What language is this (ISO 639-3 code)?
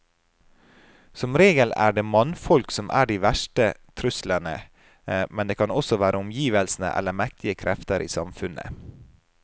nor